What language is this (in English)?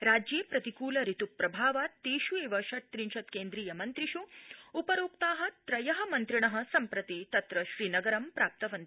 Sanskrit